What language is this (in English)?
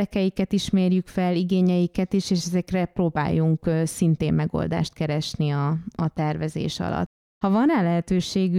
Hungarian